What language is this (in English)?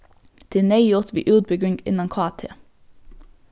Faroese